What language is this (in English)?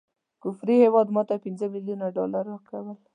Pashto